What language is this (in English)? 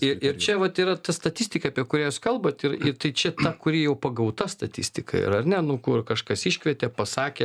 Lithuanian